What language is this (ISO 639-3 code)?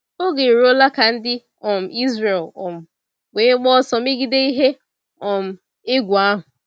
ibo